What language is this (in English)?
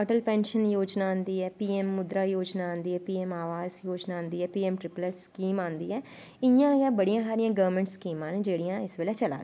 Dogri